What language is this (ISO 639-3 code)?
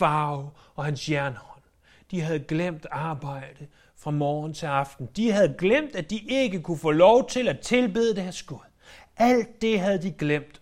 dan